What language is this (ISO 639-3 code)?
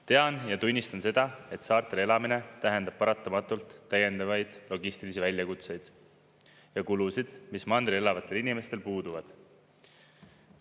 est